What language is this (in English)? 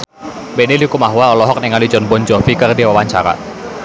Sundanese